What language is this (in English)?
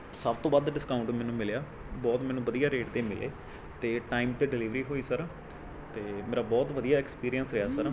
Punjabi